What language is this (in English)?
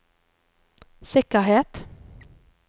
Norwegian